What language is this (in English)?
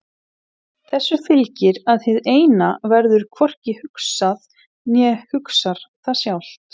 Icelandic